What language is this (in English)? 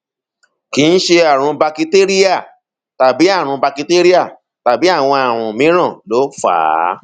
Yoruba